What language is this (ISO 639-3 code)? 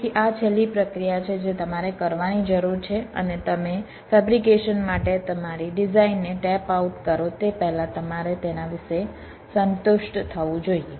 guj